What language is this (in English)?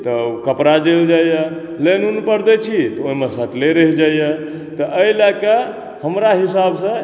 Maithili